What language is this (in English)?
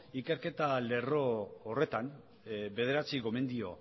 Basque